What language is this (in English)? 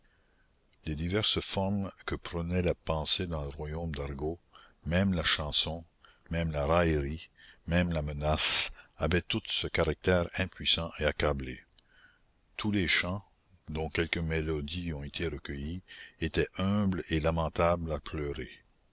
French